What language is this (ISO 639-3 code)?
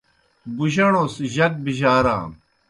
plk